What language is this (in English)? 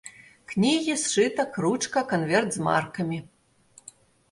Belarusian